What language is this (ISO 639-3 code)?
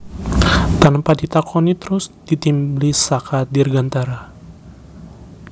jav